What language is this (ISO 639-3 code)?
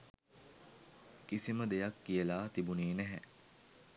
sin